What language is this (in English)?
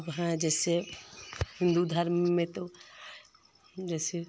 Hindi